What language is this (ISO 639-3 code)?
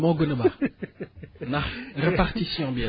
wol